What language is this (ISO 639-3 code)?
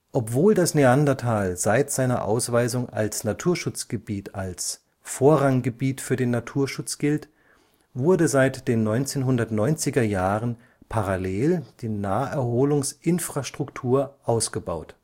deu